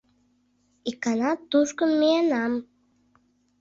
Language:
Mari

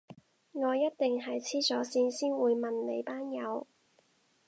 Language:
Cantonese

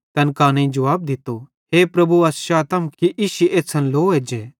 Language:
Bhadrawahi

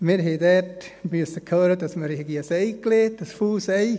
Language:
Swiss German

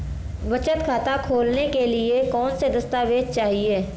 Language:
Hindi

